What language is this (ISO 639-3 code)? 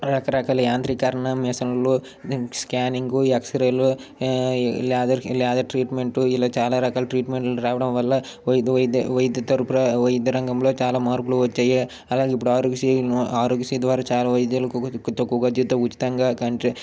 tel